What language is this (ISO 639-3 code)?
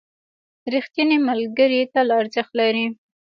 pus